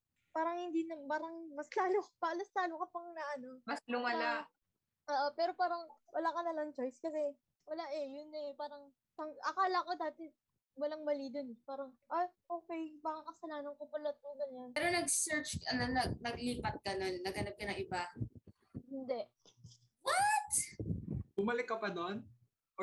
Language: Filipino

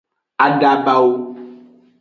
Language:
Aja (Benin)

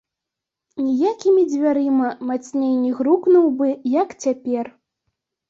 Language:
Belarusian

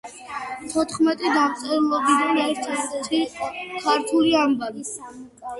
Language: Georgian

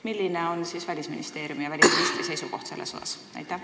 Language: Estonian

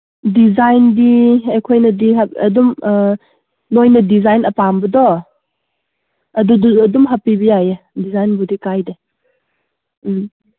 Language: Manipuri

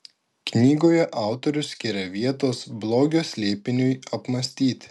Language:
Lithuanian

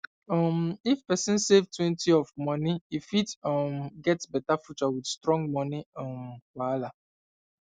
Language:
Nigerian Pidgin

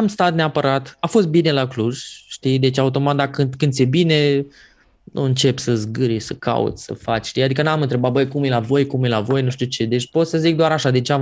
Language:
Romanian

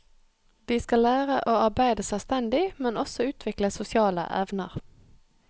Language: Norwegian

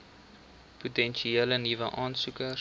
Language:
Afrikaans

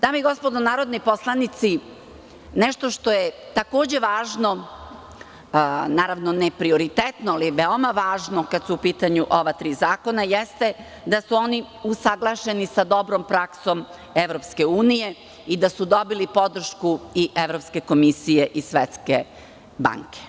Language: Serbian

